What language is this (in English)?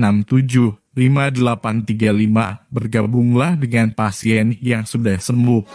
Indonesian